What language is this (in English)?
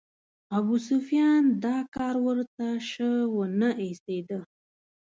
Pashto